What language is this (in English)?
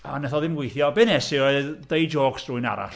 Welsh